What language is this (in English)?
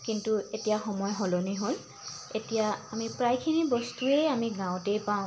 Assamese